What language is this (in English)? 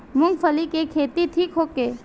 Bhojpuri